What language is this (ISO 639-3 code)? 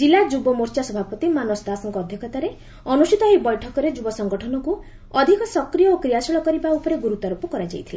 ori